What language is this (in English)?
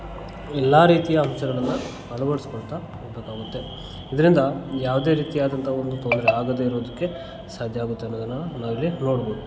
Kannada